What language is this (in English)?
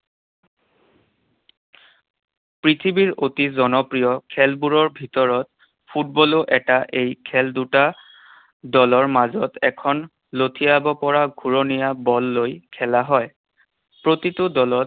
Assamese